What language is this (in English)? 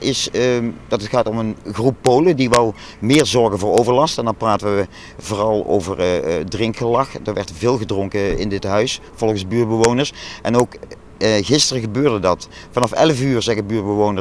Dutch